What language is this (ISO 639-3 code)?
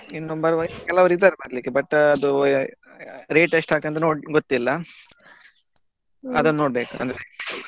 kan